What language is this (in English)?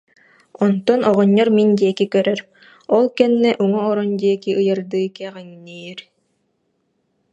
Yakut